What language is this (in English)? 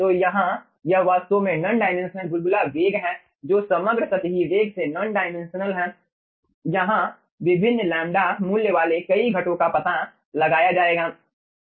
Hindi